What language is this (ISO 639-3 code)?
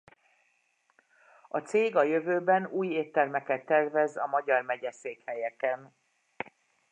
hun